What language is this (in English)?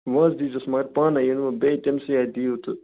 Kashmiri